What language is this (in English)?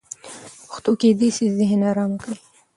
Pashto